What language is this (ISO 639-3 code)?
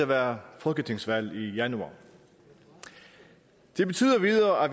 dan